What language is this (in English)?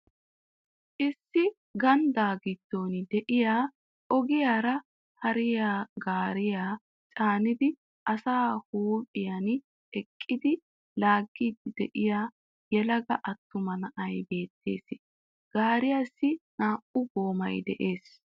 Wolaytta